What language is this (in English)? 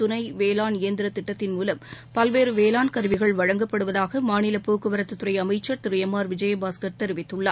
Tamil